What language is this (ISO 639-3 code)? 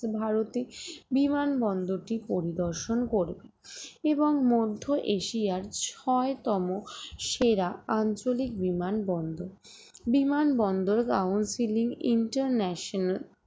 ben